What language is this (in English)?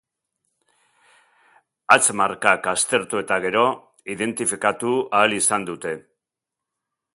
Basque